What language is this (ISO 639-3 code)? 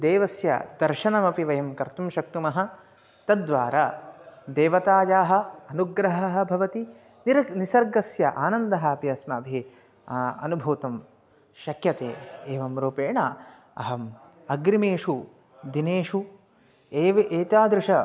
san